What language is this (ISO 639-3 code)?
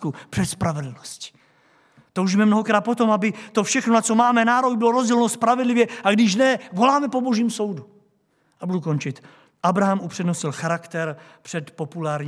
ces